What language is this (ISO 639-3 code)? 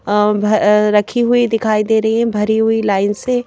hin